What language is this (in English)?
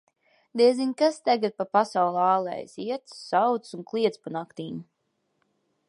Latvian